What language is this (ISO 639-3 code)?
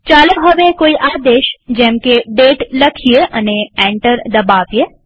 guj